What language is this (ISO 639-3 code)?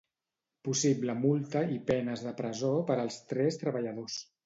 cat